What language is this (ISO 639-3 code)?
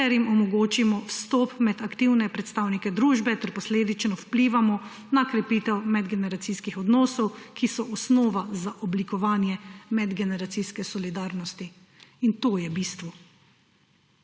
slv